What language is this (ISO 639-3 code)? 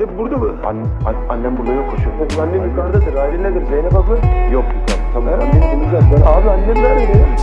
tur